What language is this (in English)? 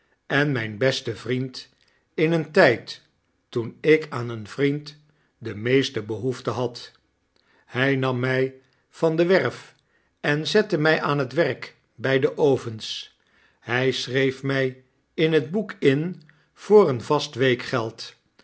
Dutch